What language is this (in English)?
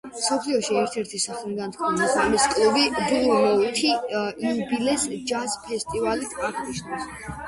Georgian